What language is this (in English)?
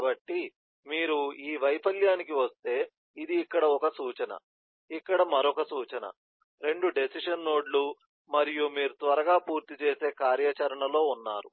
Telugu